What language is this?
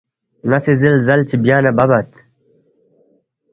Balti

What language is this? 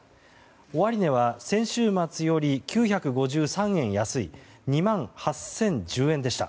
Japanese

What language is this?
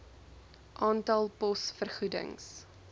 Afrikaans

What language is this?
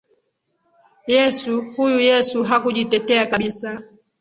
Swahili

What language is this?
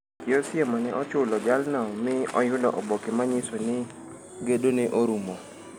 Luo (Kenya and Tanzania)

